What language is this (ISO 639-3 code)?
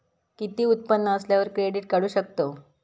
mar